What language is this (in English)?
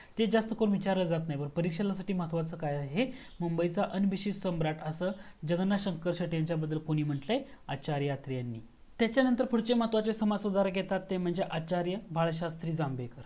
Marathi